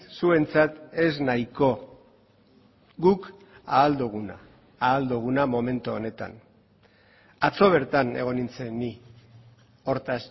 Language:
Basque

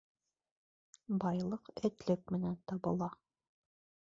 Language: Bashkir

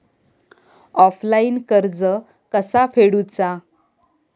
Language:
Marathi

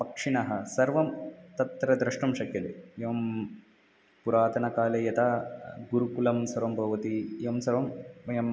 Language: Sanskrit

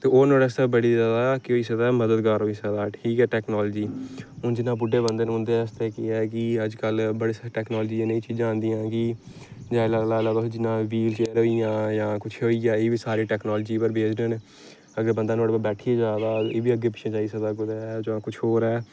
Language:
Dogri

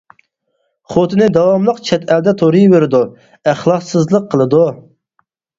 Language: Uyghur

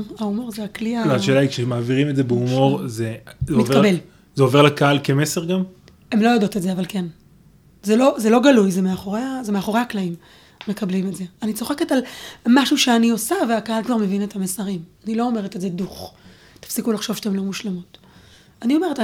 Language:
Hebrew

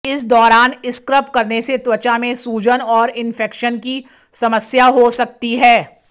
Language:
Hindi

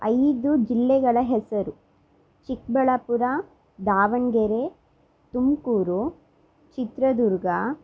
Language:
Kannada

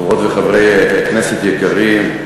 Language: Hebrew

